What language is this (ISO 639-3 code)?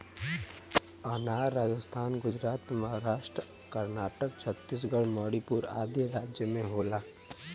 bho